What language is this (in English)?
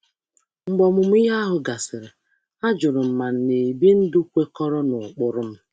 Igbo